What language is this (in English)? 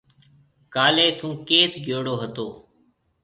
Marwari (Pakistan)